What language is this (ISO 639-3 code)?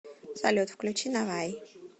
rus